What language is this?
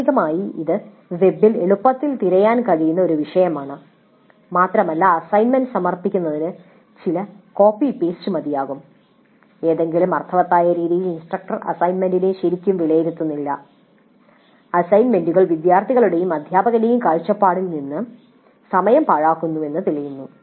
Malayalam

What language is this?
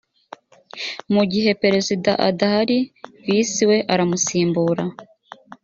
Kinyarwanda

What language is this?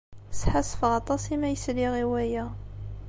Kabyle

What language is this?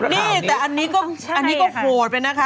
Thai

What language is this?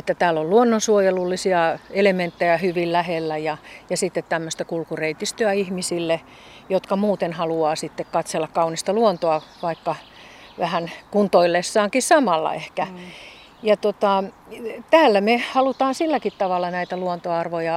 Finnish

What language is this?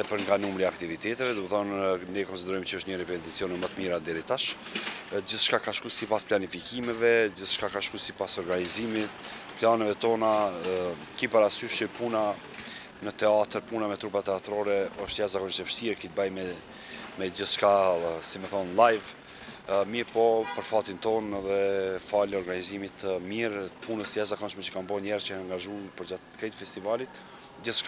Romanian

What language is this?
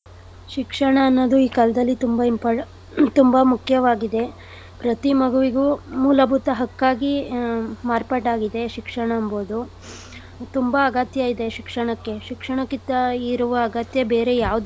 Kannada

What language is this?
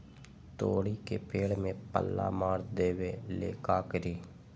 Magahi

